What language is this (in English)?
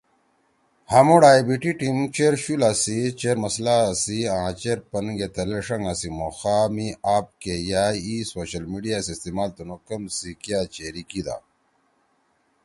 Torwali